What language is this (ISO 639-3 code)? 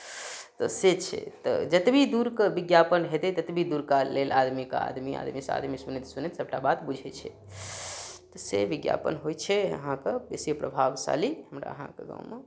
mai